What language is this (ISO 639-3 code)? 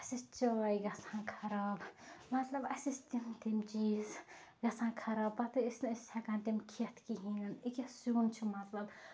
kas